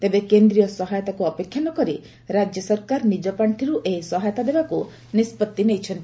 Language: Odia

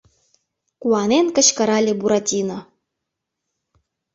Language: Mari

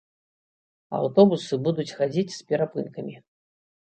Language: Belarusian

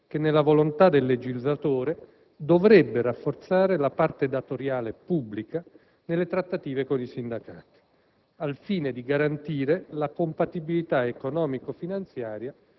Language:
Italian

